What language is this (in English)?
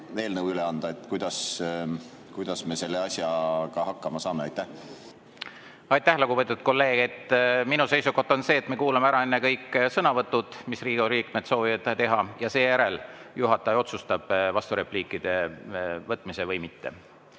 Estonian